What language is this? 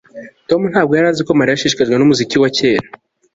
Kinyarwanda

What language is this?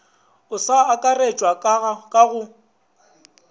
Northern Sotho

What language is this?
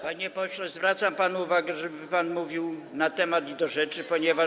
Polish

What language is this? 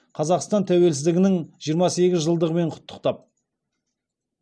Kazakh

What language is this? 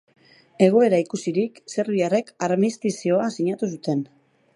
Basque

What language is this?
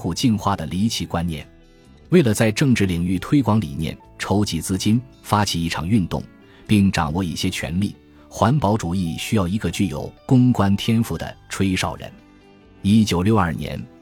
Chinese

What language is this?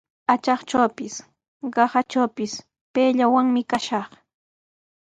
Sihuas Ancash Quechua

